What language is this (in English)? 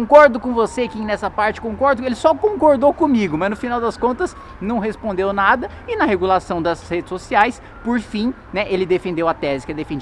Portuguese